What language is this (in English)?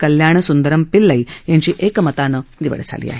Marathi